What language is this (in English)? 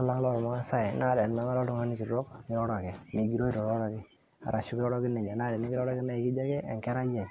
Masai